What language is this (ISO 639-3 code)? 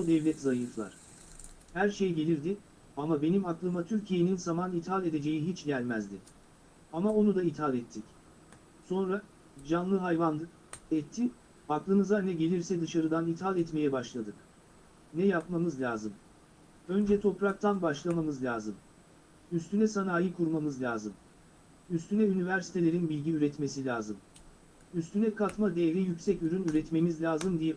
tur